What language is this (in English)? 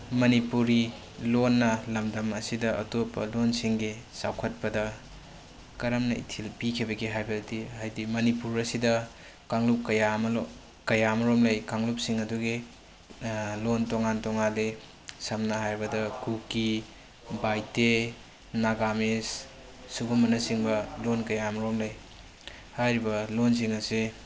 Manipuri